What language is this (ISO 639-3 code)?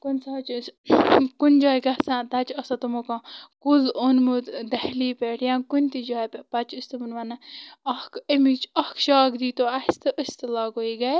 kas